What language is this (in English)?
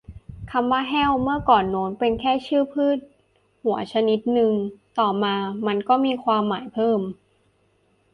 Thai